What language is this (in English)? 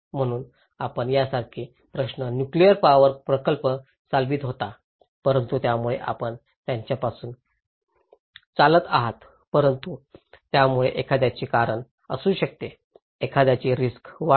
Marathi